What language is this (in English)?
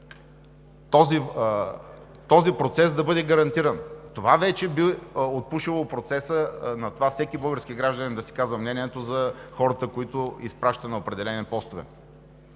Bulgarian